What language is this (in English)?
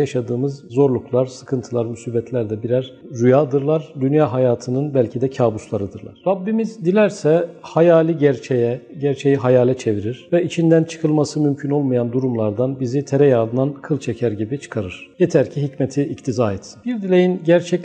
Turkish